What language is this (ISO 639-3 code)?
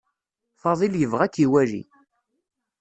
kab